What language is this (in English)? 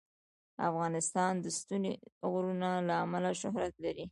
Pashto